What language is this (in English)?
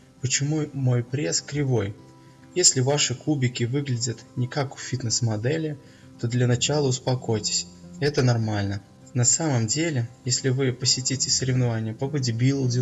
Russian